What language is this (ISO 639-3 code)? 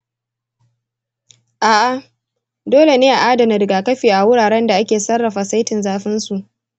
hau